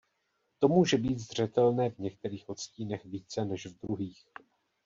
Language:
Czech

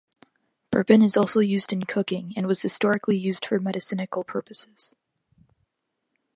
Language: English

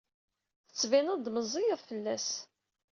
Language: Kabyle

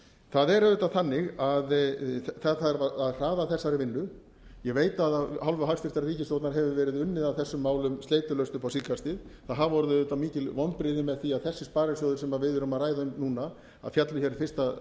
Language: Icelandic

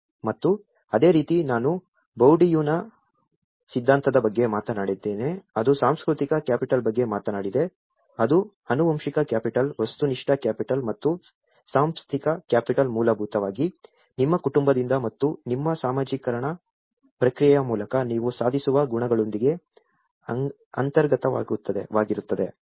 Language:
Kannada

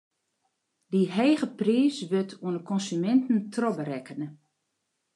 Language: Western Frisian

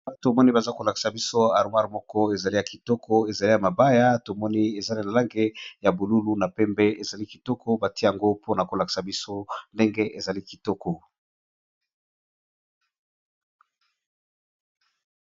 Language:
Lingala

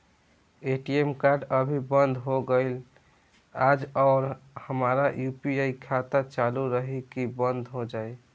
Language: Bhojpuri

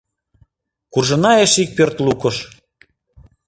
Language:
Mari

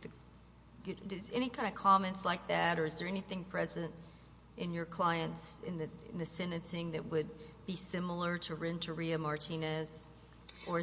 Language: English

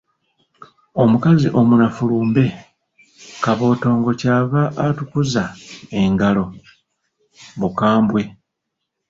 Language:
Ganda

